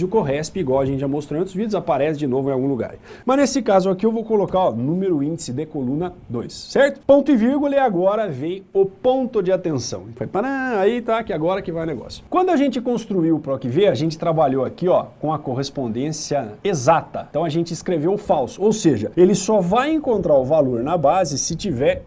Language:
Portuguese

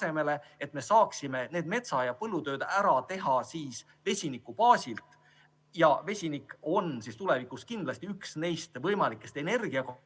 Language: Estonian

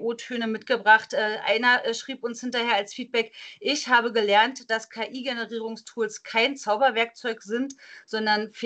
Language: German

